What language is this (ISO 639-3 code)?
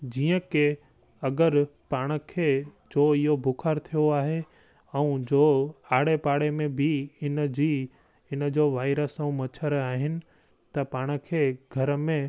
snd